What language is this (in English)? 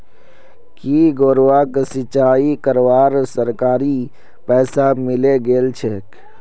Magahi